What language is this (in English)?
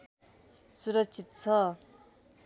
Nepali